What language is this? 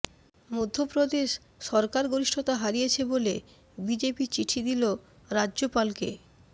Bangla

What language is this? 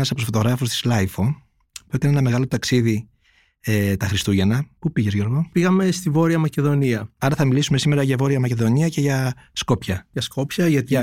Greek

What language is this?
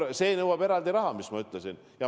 Estonian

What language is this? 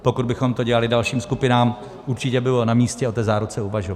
Czech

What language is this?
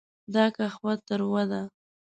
Pashto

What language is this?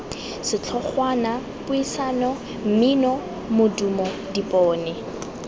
Tswana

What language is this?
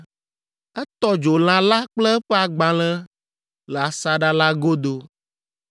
Ewe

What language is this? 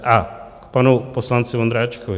Czech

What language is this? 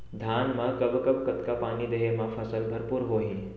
Chhattisgarhi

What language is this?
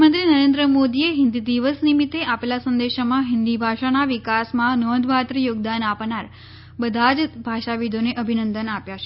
Gujarati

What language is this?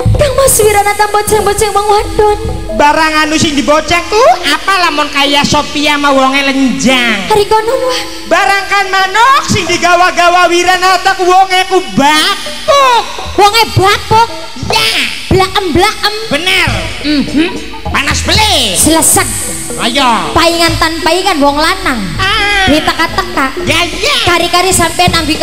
Indonesian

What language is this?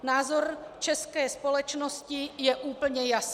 Czech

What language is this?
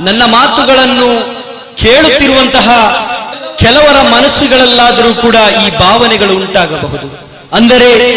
Kannada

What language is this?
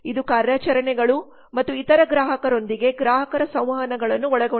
Kannada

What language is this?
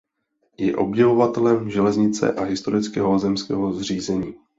Czech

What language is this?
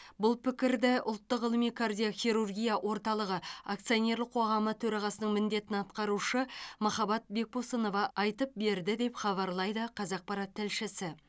Kazakh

